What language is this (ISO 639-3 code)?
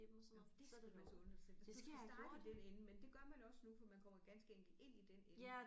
dan